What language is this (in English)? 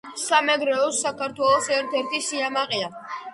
Georgian